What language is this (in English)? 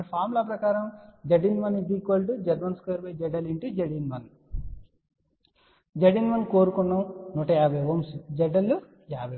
Telugu